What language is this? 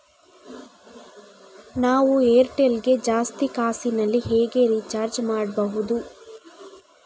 Kannada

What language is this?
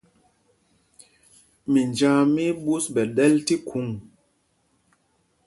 Mpumpong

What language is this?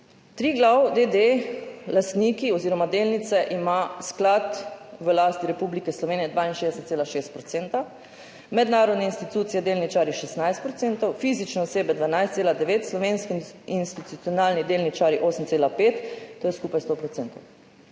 Slovenian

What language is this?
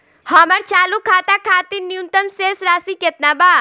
Bhojpuri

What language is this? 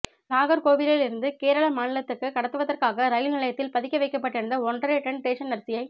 Tamil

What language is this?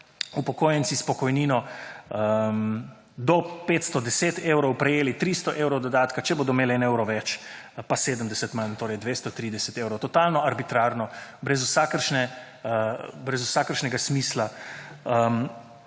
Slovenian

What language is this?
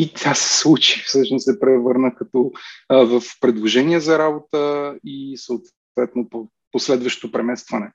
Bulgarian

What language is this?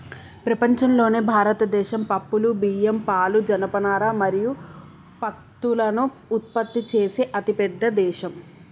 Telugu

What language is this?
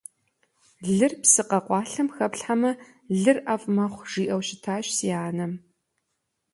Kabardian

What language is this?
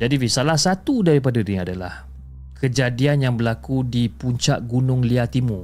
Malay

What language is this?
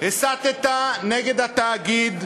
Hebrew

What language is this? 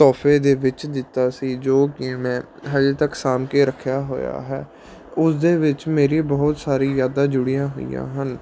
Punjabi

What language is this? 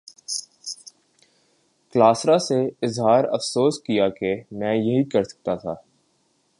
Urdu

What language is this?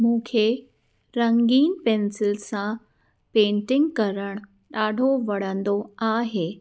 Sindhi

